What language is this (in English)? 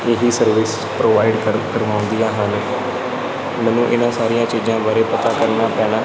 Punjabi